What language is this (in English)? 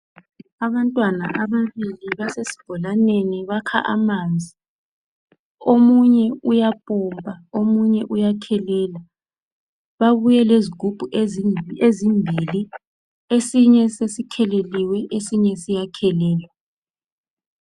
North Ndebele